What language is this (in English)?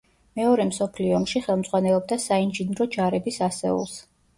Georgian